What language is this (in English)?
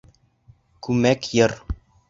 Bashkir